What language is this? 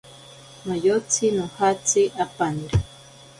Ashéninka Perené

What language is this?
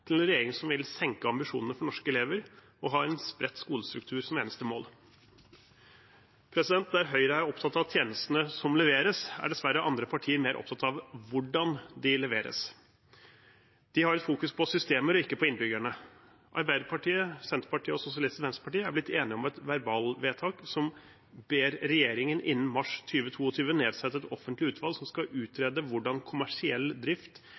Norwegian Bokmål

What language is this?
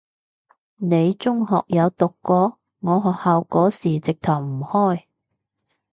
Cantonese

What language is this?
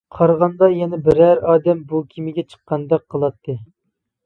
Uyghur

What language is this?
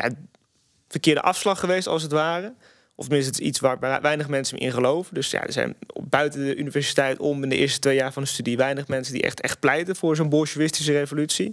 Dutch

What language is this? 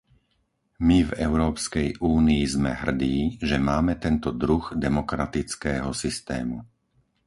Slovak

